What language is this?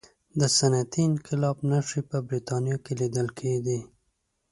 Pashto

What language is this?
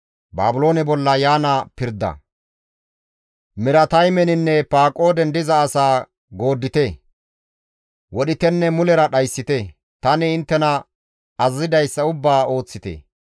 Gamo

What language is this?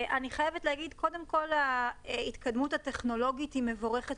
Hebrew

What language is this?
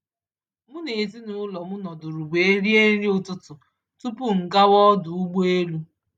Igbo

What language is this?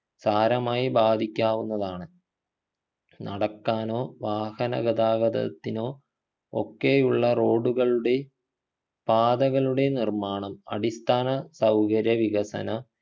Malayalam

